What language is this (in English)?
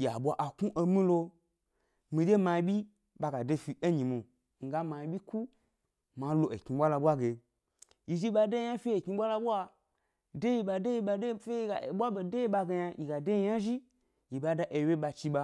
Gbari